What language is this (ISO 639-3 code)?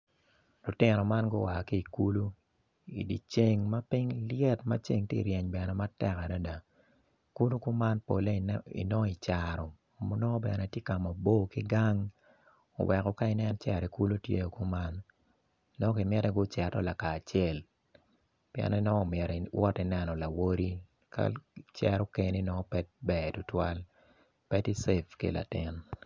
ach